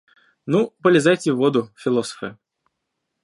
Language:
Russian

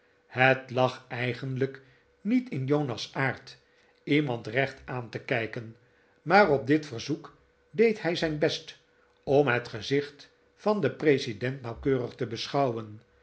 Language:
Dutch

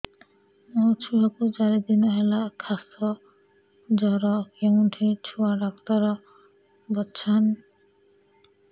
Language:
Odia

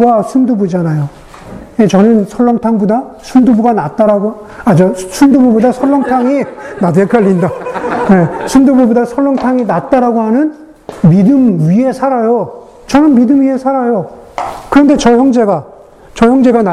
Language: Korean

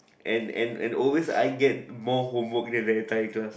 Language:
English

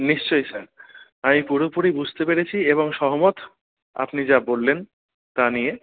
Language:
Bangla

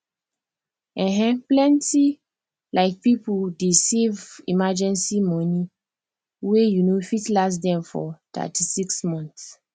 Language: Nigerian Pidgin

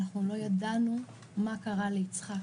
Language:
Hebrew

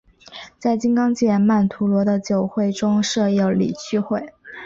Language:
Chinese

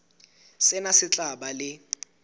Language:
Southern Sotho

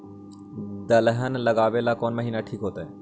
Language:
Magahi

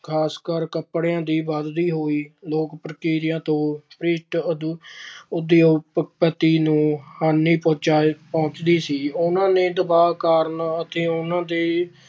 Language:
Punjabi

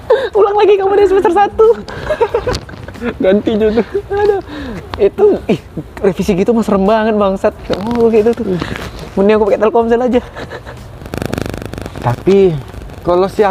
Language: Indonesian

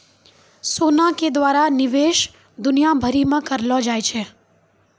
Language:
Maithili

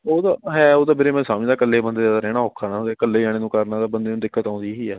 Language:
Punjabi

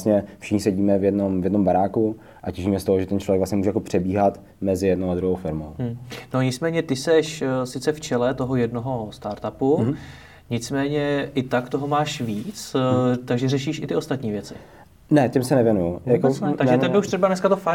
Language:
Czech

